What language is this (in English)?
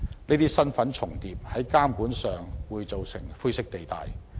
Cantonese